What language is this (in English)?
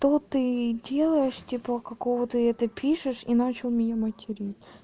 Russian